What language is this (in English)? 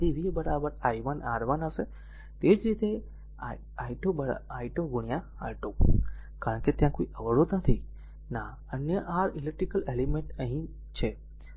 Gujarati